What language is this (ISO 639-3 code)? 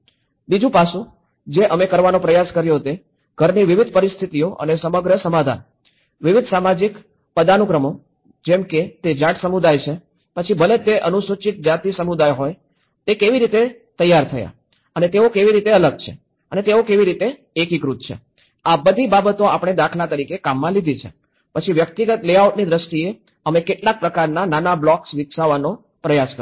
guj